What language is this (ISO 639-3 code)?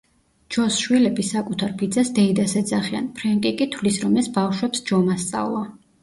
kat